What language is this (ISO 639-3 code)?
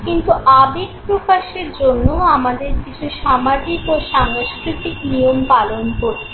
ben